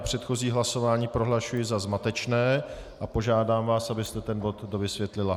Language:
Czech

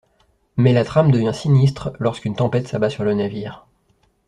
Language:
French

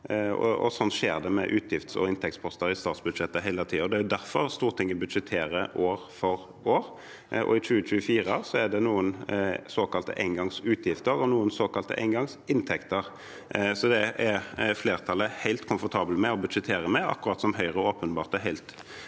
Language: Norwegian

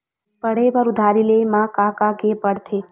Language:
Chhattisgarhi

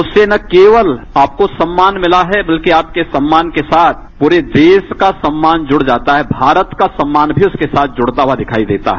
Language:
Hindi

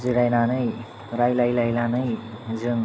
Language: Bodo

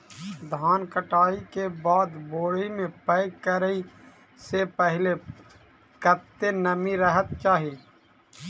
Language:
Maithili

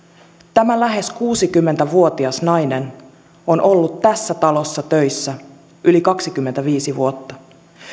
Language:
Finnish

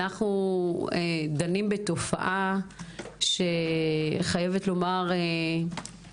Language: Hebrew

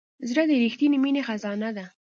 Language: Pashto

